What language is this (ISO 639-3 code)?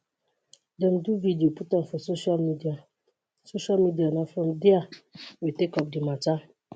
pcm